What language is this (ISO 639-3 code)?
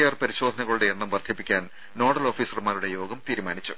mal